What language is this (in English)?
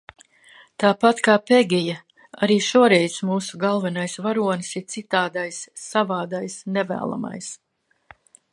Latvian